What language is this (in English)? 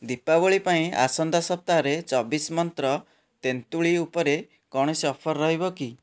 Odia